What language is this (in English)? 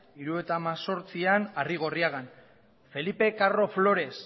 Basque